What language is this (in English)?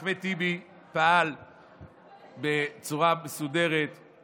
Hebrew